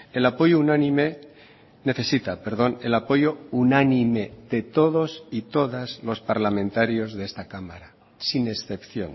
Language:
Spanish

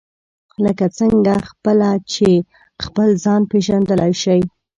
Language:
Pashto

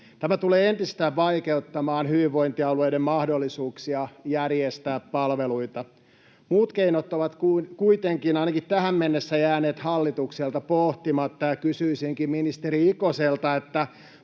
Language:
Finnish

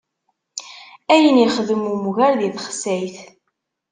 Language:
Kabyle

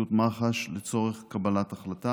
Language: Hebrew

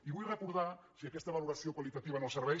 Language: Catalan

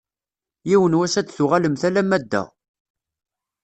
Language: Kabyle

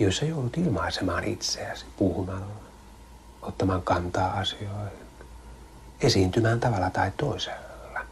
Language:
Finnish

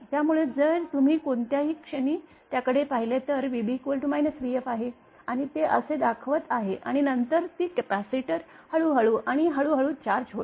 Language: Marathi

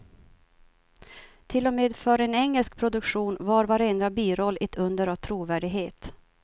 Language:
Swedish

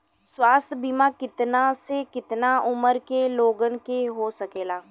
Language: Bhojpuri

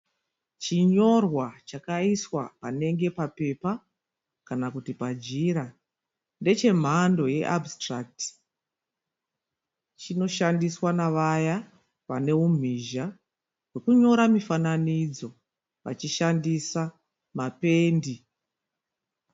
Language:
Shona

